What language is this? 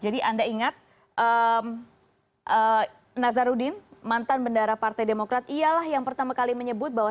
Indonesian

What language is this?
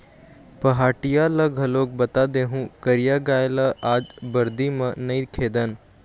Chhattisgarhi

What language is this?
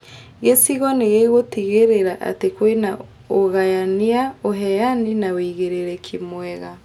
Kikuyu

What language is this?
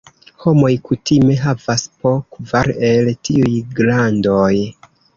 Esperanto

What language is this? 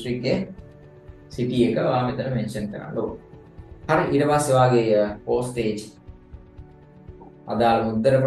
Indonesian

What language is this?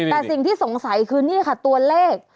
Thai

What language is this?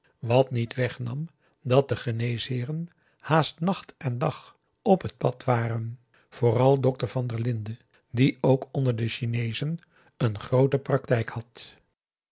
Dutch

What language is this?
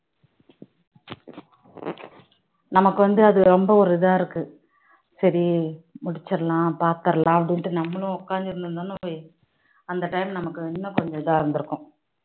Tamil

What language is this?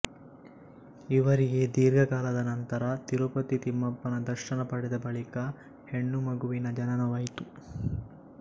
Kannada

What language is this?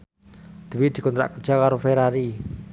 Javanese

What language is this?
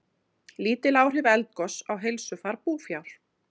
Icelandic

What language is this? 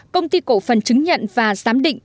Vietnamese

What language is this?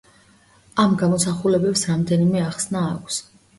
Georgian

